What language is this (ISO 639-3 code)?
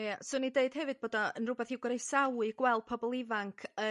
cym